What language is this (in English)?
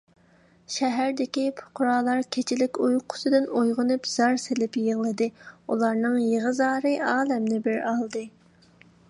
Uyghur